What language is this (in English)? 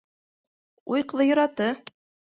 Bashkir